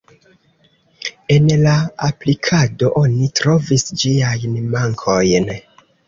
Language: Esperanto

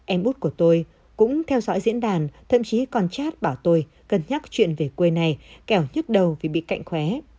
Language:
Vietnamese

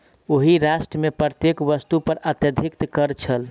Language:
Maithili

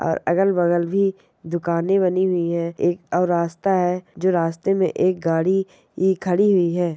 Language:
Marwari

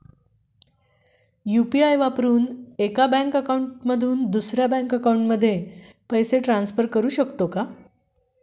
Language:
Marathi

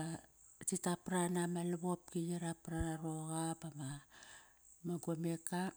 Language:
Kairak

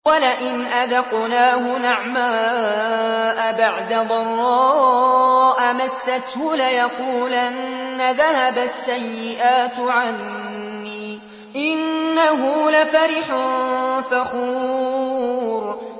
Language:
Arabic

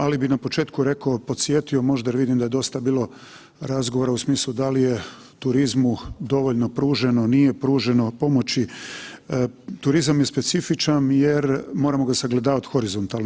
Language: Croatian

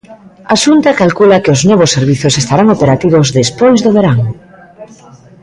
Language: Galician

